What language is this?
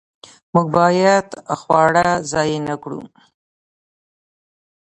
Pashto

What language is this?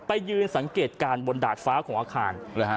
Thai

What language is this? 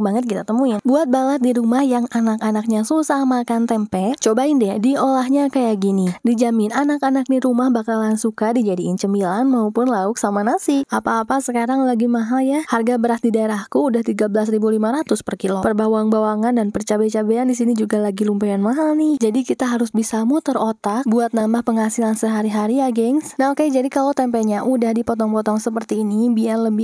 Indonesian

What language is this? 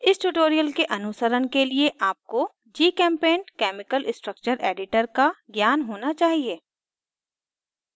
Hindi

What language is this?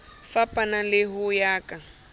Southern Sotho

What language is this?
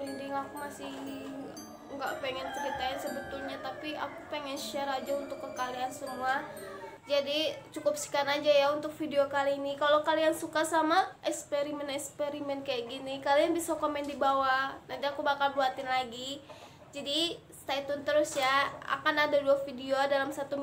Indonesian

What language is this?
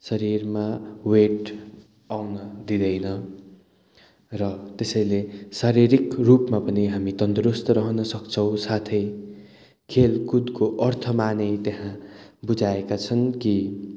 Nepali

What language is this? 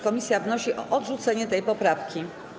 Polish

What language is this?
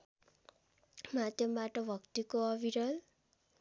Nepali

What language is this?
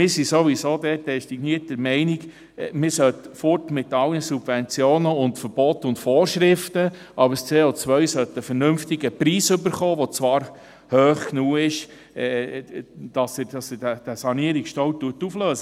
Swiss German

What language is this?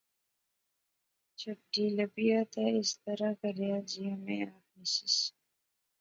Pahari-Potwari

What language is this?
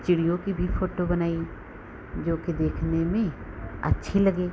Hindi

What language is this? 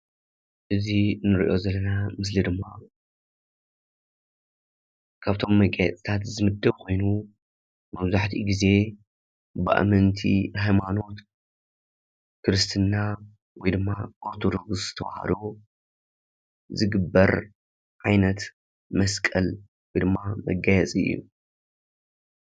Tigrinya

